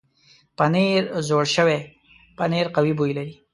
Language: Pashto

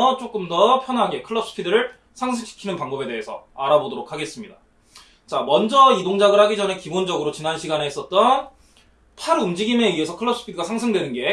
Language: Korean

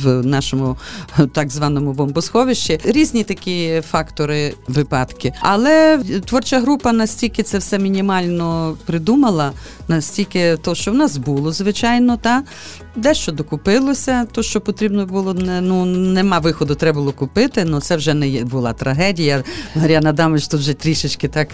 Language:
Ukrainian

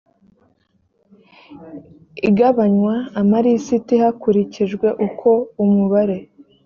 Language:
Kinyarwanda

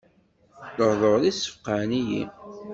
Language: Kabyle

